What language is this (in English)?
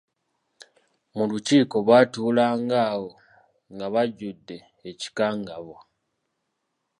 Ganda